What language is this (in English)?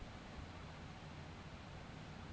Bangla